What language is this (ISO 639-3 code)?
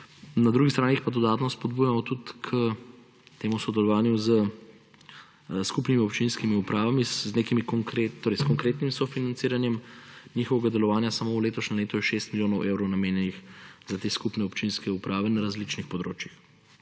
slv